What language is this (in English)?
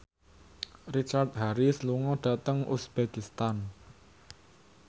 Javanese